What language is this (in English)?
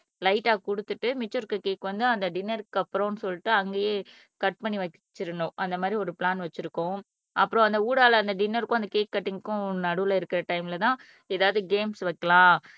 Tamil